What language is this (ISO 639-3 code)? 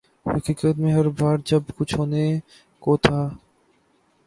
urd